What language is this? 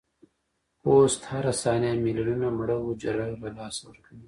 Pashto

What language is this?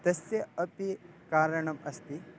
Sanskrit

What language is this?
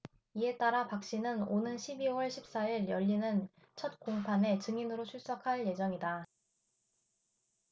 Korean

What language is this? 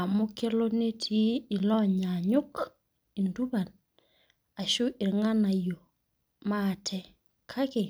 Masai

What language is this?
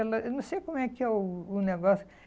Portuguese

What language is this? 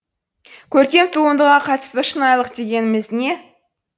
Kazakh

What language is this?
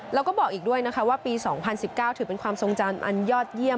Thai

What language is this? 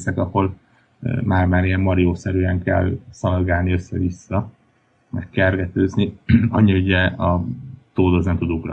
Hungarian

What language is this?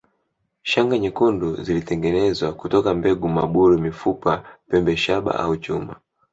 Swahili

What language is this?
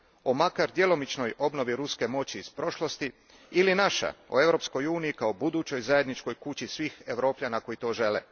Croatian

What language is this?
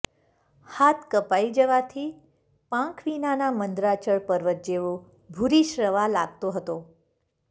Gujarati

